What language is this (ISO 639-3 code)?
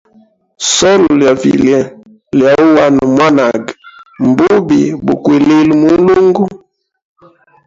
hem